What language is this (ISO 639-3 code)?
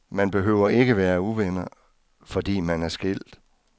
dan